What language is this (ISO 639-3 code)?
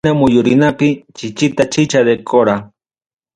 quy